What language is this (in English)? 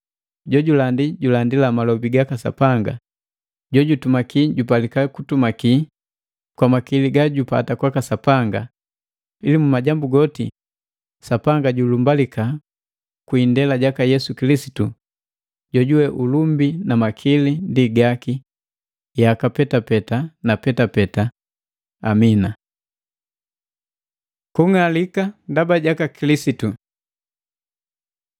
Matengo